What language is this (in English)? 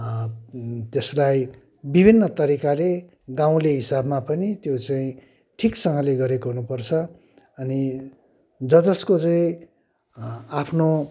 Nepali